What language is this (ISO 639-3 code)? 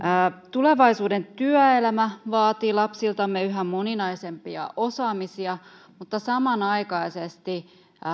fin